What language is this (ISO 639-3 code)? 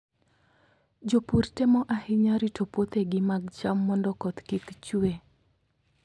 luo